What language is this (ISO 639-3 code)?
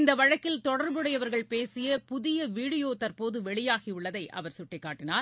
tam